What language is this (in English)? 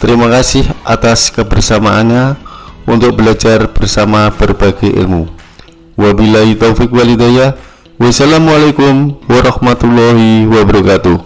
Indonesian